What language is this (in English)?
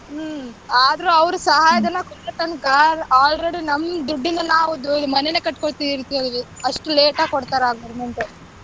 Kannada